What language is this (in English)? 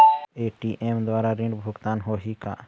Chhattisgarhi